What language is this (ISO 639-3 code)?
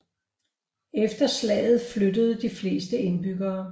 dan